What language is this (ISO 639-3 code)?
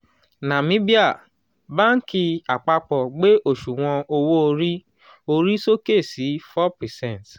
yor